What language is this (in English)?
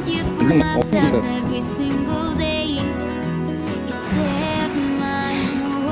Korean